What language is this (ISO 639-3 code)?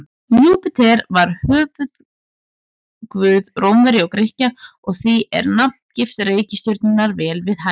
isl